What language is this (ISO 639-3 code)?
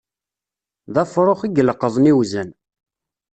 kab